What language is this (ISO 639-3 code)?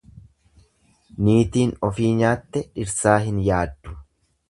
orm